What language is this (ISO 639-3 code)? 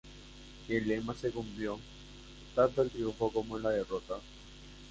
spa